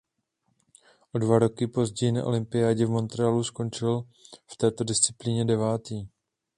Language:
Czech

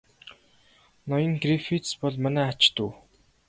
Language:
Mongolian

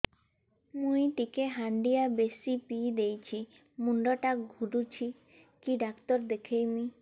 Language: Odia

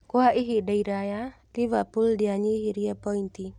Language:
Kikuyu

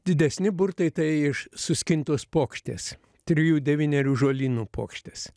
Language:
Lithuanian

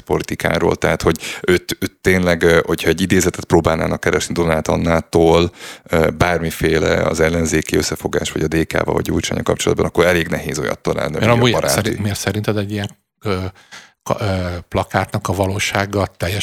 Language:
Hungarian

